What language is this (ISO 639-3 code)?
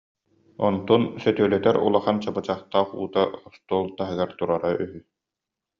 sah